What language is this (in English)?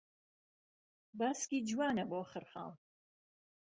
Central Kurdish